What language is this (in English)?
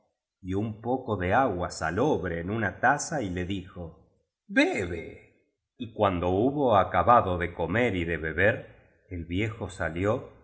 Spanish